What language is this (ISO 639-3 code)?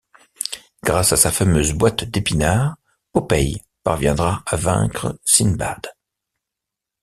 fra